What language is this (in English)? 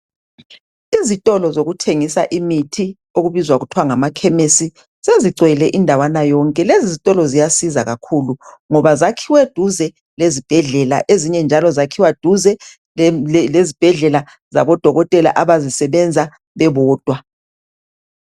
North Ndebele